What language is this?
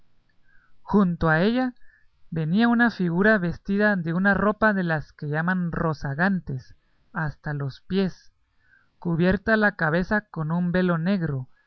Spanish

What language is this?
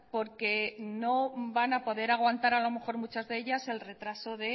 Spanish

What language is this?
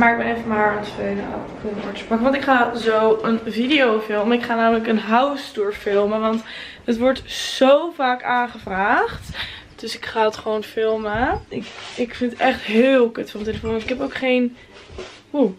Dutch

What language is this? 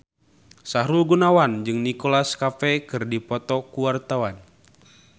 Sundanese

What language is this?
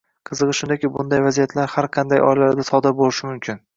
Uzbek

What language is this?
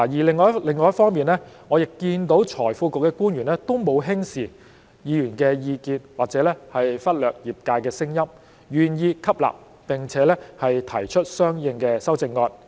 Cantonese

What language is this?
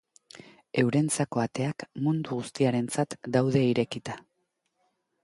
Basque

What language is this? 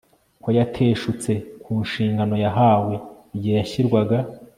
Kinyarwanda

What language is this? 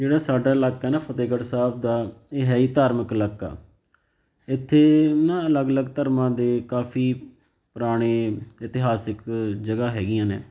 Punjabi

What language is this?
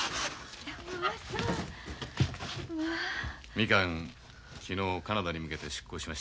Japanese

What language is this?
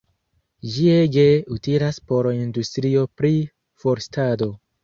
Esperanto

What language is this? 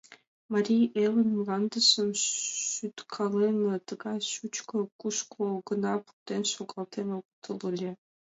Mari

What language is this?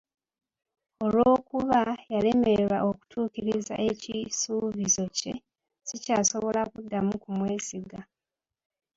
Ganda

